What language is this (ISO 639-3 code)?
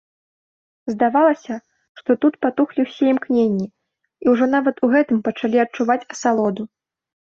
bel